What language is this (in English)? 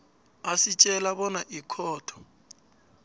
South Ndebele